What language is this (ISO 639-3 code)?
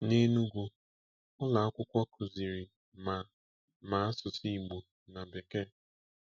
ibo